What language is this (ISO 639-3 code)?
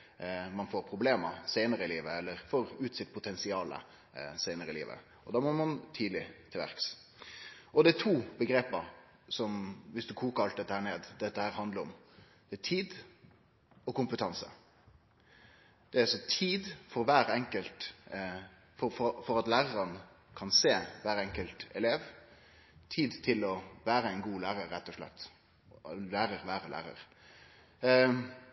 nno